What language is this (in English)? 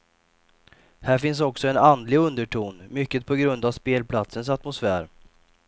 Swedish